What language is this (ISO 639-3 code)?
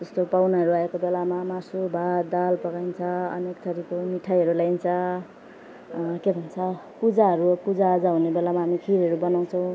nep